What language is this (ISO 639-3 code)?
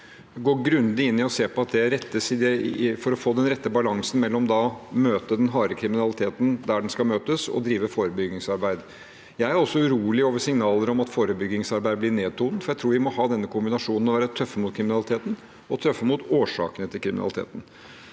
nor